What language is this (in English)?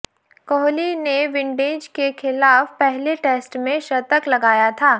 Hindi